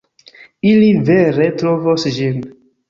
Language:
Esperanto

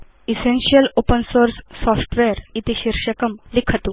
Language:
Sanskrit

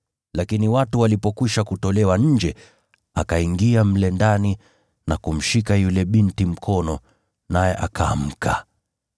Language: Swahili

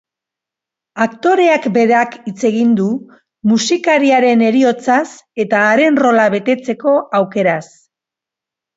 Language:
Basque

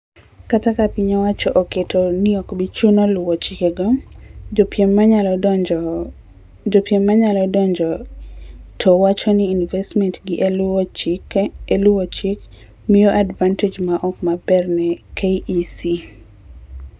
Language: Luo (Kenya and Tanzania)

